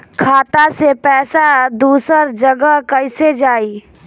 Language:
Bhojpuri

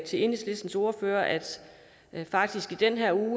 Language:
Danish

